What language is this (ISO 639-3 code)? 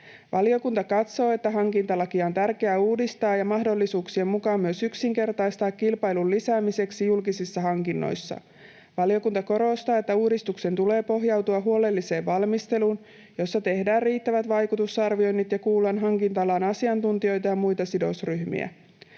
fin